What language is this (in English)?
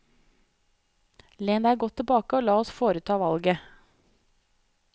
Norwegian